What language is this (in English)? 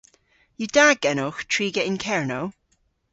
Cornish